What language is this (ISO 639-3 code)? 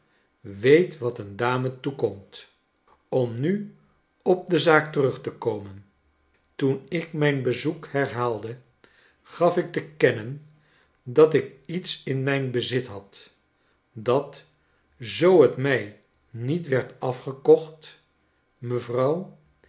nld